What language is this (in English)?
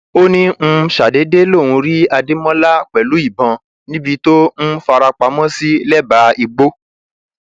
Yoruba